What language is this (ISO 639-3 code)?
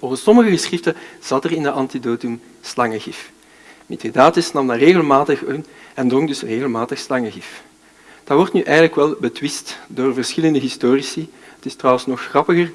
nld